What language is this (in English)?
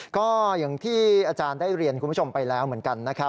Thai